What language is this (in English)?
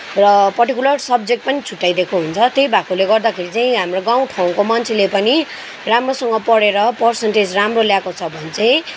Nepali